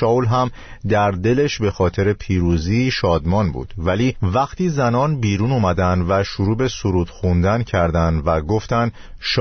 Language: Persian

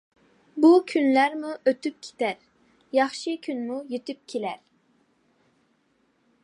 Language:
Uyghur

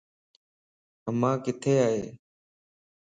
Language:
Lasi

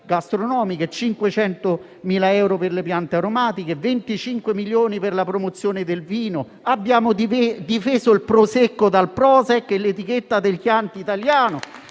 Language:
Italian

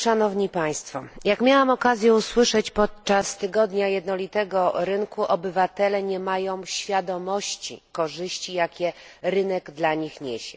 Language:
Polish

